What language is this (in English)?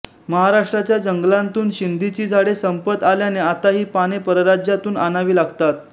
Marathi